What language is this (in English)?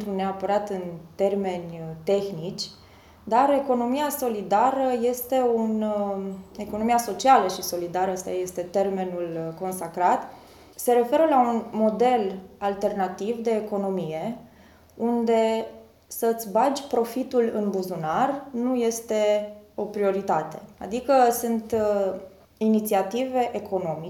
Romanian